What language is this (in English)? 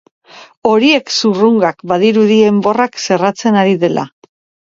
Basque